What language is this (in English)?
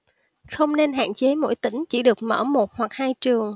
Vietnamese